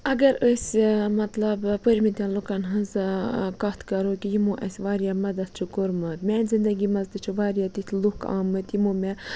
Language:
Kashmiri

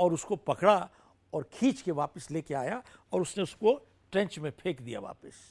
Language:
Hindi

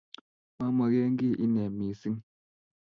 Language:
Kalenjin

